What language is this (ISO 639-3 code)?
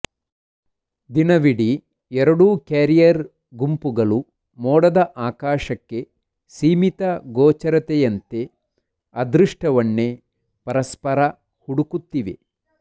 kan